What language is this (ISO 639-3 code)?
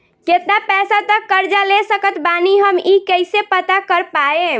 bho